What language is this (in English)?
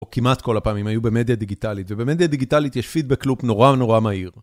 Hebrew